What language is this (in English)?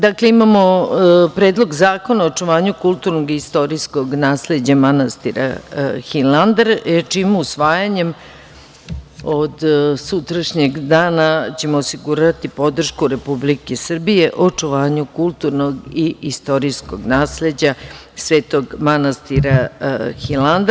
Serbian